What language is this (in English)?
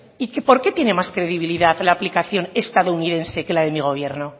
Spanish